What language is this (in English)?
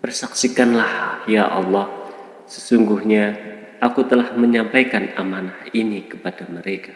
Indonesian